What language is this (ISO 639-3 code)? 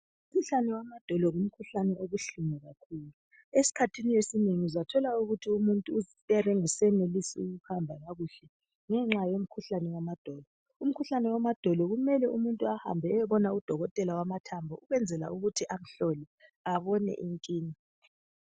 nde